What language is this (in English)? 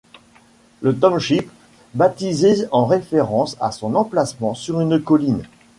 French